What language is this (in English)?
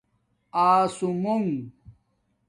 Domaaki